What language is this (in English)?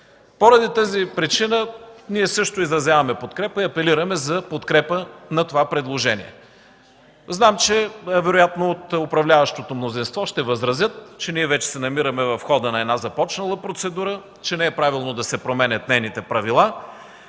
Bulgarian